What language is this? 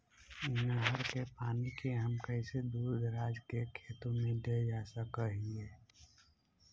Magahi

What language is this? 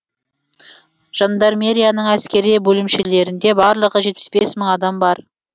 Kazakh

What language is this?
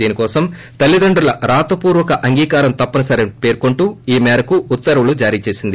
Telugu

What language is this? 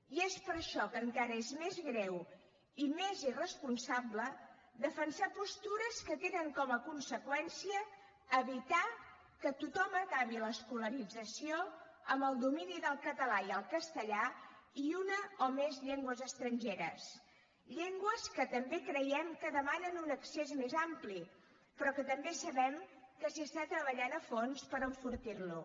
Catalan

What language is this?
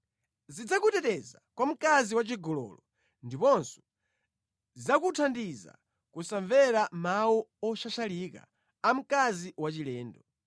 Nyanja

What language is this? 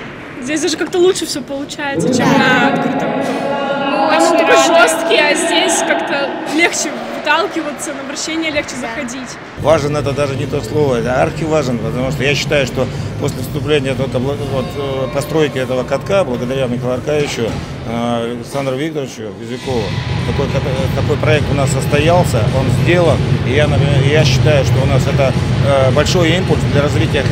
Russian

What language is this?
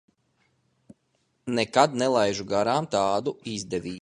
Latvian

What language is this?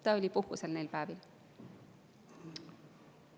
Estonian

